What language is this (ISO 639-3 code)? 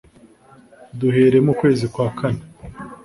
kin